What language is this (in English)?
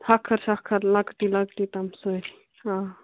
Kashmiri